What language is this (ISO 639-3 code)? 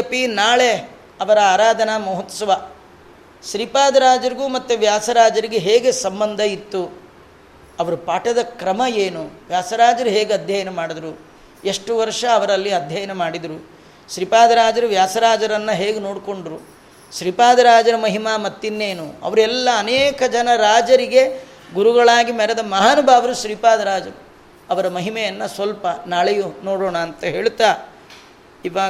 kan